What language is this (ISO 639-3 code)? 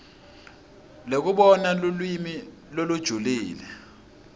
ssw